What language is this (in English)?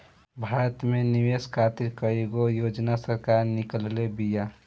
Bhojpuri